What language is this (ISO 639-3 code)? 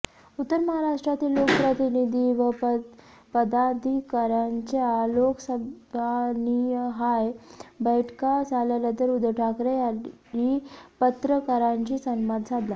mar